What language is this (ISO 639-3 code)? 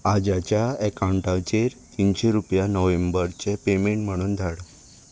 kok